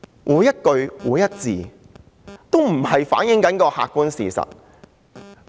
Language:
Cantonese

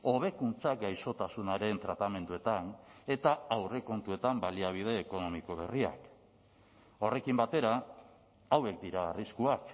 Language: Basque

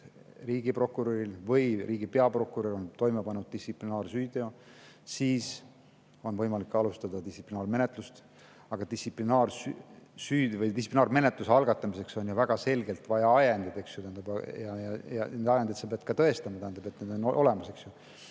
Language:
Estonian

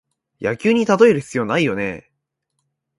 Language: Japanese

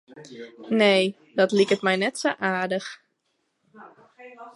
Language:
Western Frisian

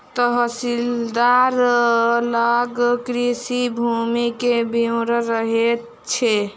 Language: Maithili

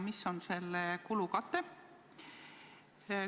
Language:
Estonian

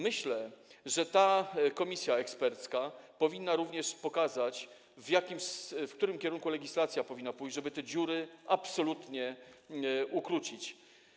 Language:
Polish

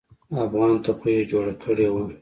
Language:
Pashto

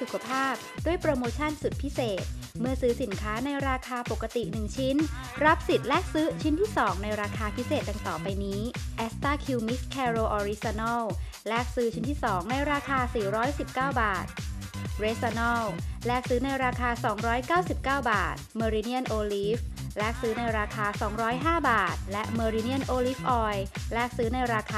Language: Thai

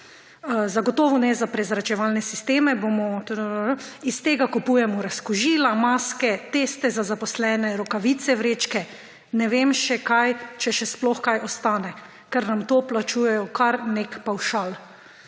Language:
Slovenian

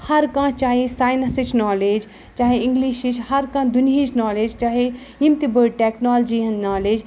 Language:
Kashmiri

